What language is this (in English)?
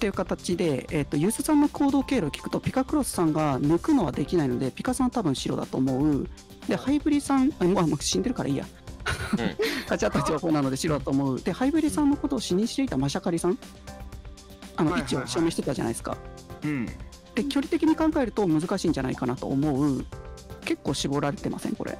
Japanese